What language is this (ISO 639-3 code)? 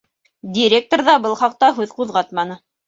bak